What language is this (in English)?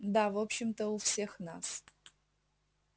Russian